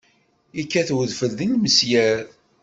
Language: Kabyle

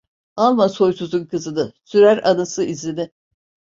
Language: Turkish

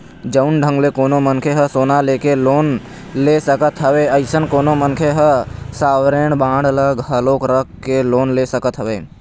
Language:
Chhattisgarhi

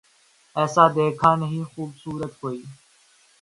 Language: Urdu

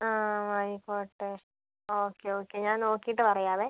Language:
Malayalam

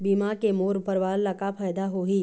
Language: Chhattisgarhi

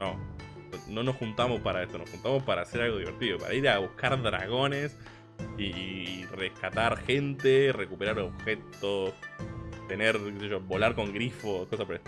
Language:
Spanish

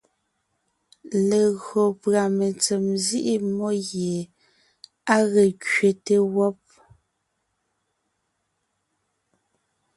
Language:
Ngiemboon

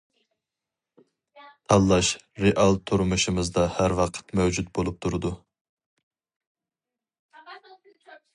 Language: Uyghur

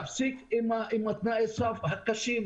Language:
Hebrew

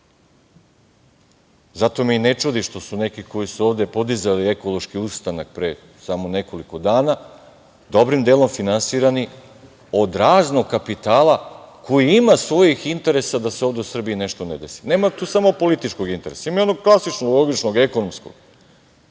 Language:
Serbian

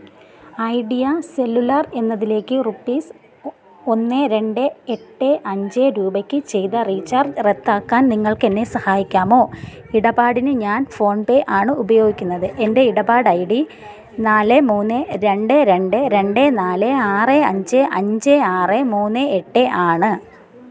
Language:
Malayalam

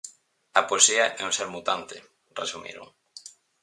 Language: Galician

